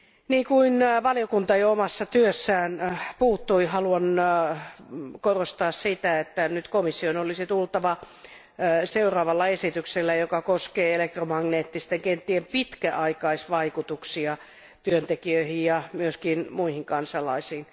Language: Finnish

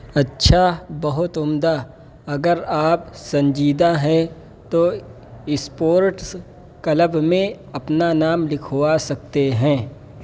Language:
Urdu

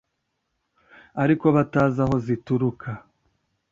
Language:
Kinyarwanda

